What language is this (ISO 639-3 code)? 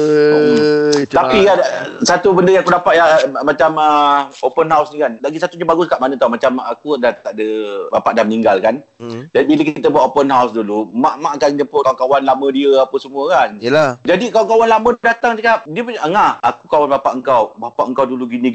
msa